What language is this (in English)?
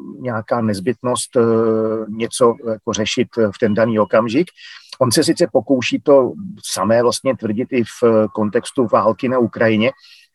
Czech